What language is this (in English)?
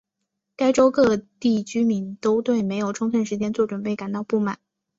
Chinese